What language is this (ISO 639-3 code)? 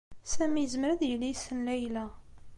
kab